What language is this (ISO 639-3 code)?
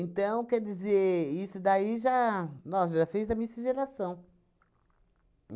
por